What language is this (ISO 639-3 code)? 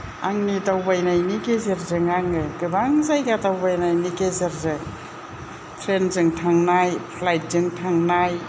brx